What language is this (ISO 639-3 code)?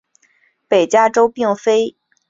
zho